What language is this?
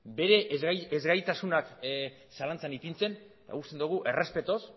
Basque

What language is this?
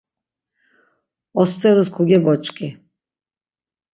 Laz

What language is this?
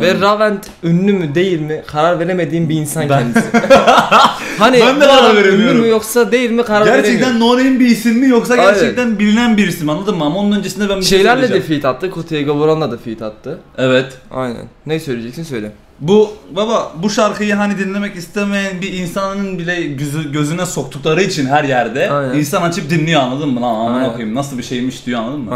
Turkish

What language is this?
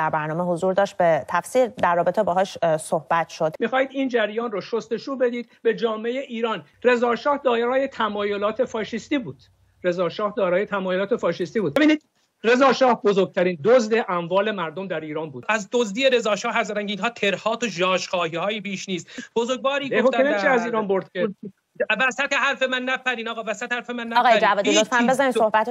Persian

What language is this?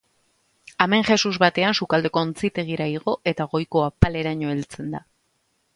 Basque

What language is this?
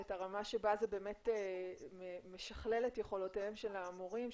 Hebrew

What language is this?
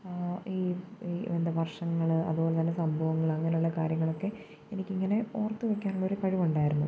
Malayalam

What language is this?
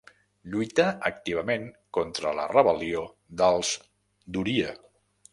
Catalan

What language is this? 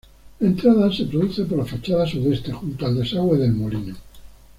Spanish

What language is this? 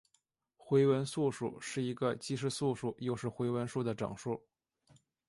Chinese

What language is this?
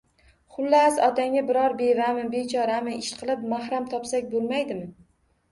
Uzbek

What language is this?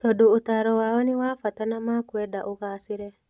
Kikuyu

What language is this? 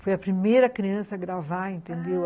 Portuguese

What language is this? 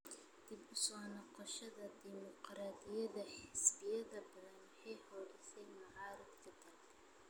Somali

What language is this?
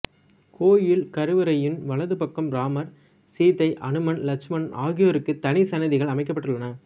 Tamil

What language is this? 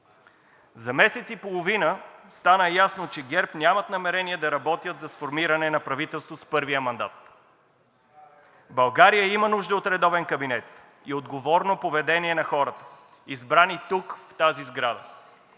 Bulgarian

